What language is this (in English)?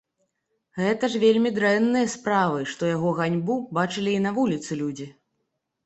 Belarusian